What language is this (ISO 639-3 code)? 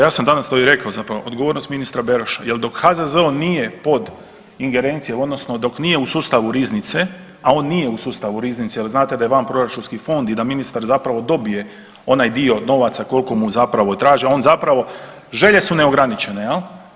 hrv